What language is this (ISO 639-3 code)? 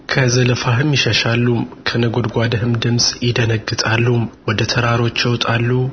amh